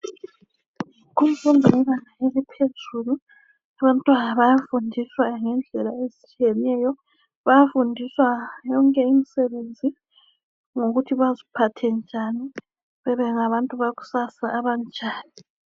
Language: North Ndebele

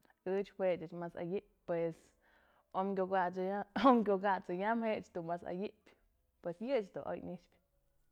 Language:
Mazatlán Mixe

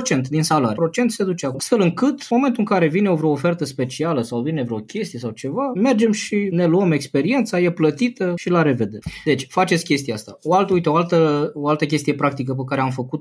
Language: Romanian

